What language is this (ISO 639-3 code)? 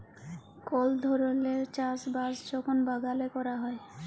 ben